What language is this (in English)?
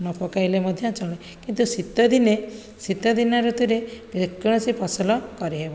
Odia